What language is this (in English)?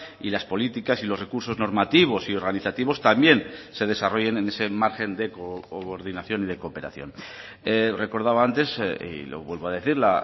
Spanish